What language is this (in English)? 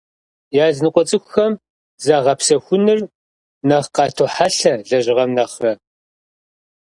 Kabardian